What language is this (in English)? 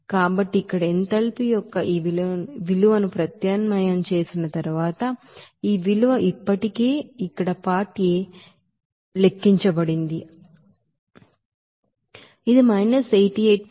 Telugu